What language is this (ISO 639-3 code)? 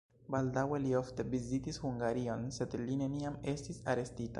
epo